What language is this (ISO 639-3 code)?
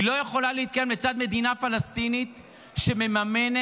heb